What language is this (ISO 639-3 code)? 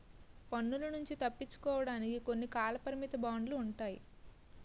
tel